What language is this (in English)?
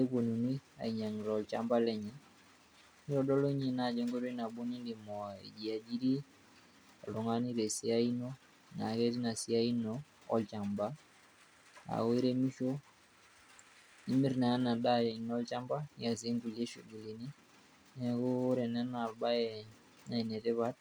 Masai